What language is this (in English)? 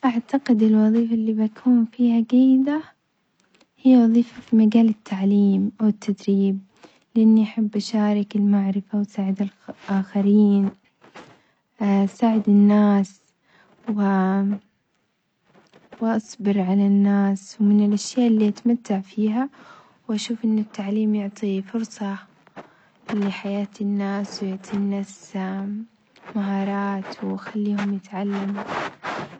Omani Arabic